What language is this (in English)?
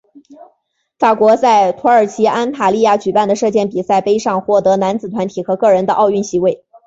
Chinese